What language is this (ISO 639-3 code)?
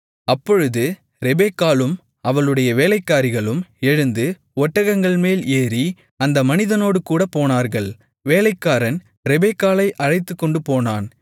tam